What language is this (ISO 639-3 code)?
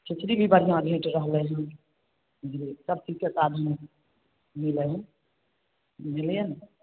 mai